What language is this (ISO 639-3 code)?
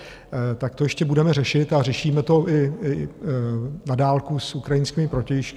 ces